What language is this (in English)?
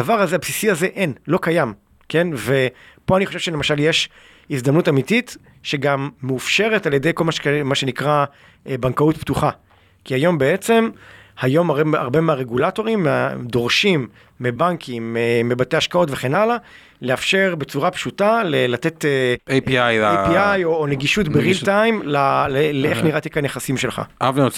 Hebrew